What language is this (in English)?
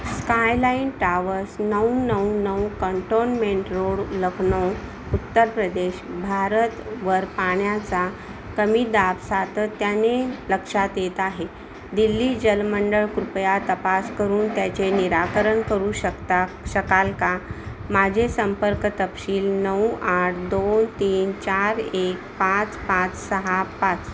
Marathi